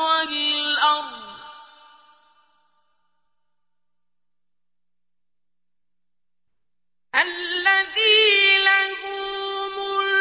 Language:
Arabic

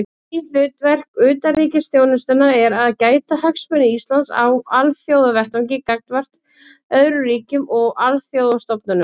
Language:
Icelandic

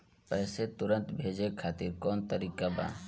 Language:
Bhojpuri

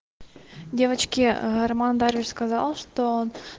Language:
Russian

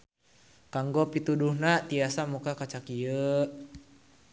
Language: Sundanese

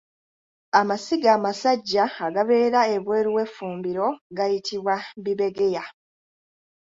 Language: Ganda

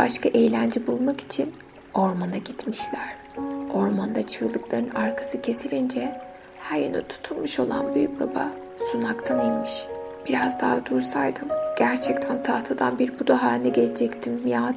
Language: Turkish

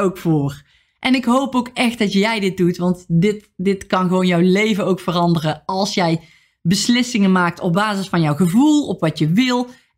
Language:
Dutch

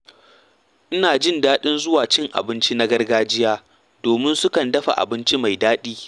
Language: Hausa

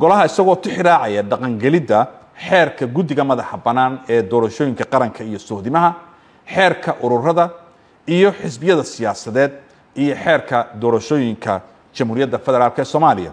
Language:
Arabic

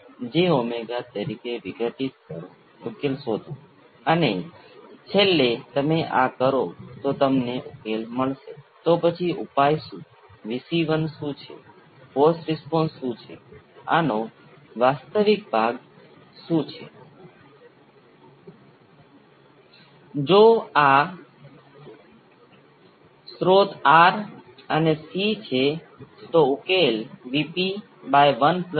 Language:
Gujarati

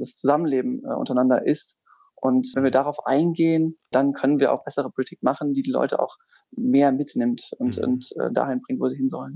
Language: German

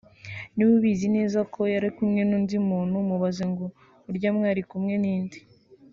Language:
Kinyarwanda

